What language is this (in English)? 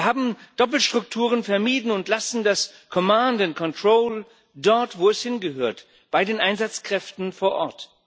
German